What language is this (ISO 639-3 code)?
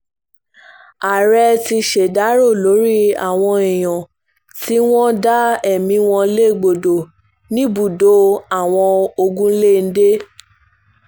yor